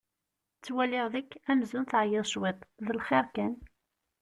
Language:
Kabyle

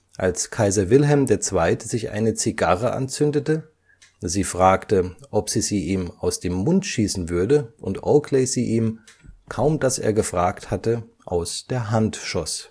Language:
German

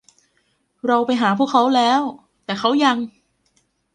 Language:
Thai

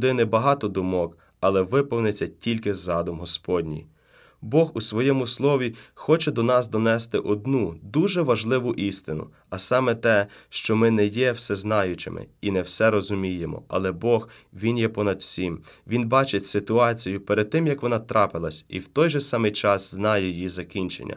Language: Ukrainian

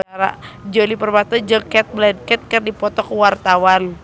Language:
Sundanese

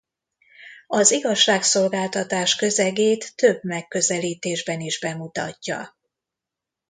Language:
Hungarian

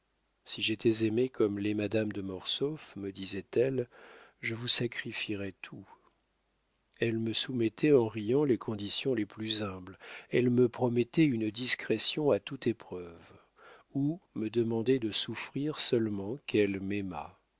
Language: French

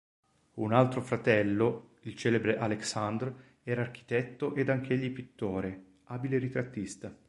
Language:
Italian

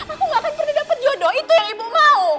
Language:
Indonesian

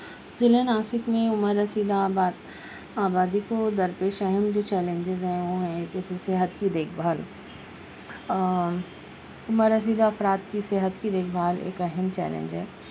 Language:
Urdu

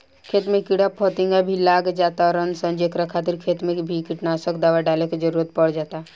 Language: Bhojpuri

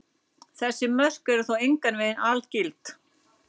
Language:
Icelandic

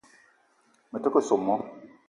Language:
Eton (Cameroon)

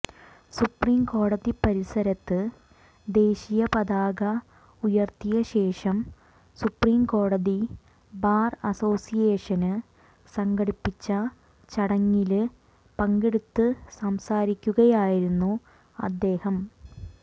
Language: Malayalam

